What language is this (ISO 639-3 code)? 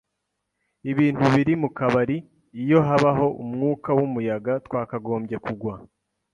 kin